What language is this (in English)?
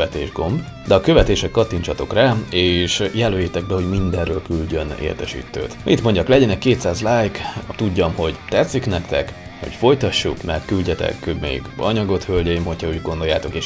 Hungarian